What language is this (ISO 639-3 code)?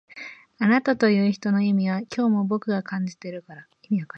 jpn